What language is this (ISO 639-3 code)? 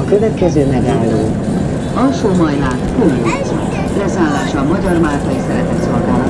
hun